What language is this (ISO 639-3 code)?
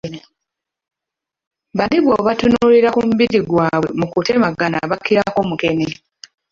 lug